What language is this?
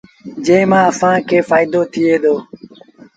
Sindhi Bhil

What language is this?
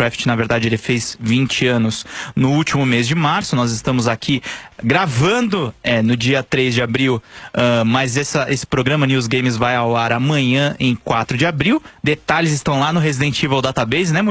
Portuguese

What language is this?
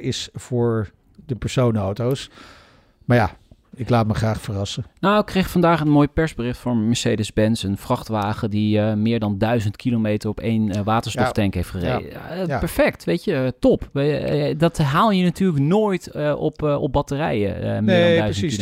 Dutch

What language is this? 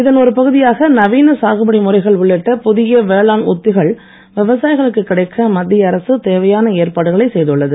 Tamil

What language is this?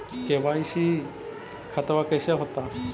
Magahi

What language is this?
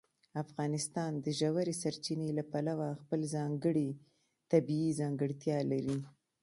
Pashto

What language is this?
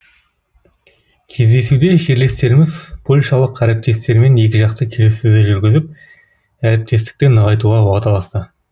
Kazakh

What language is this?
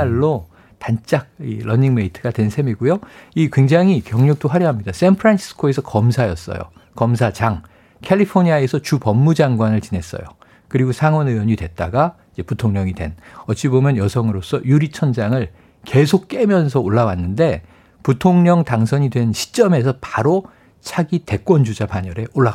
Korean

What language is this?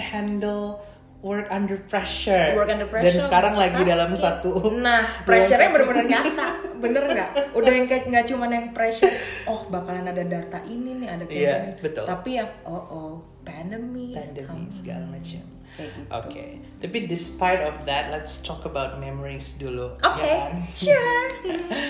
Indonesian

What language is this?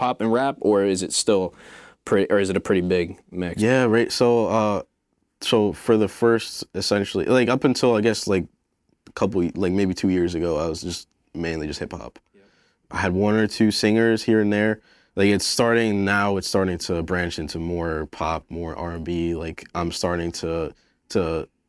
English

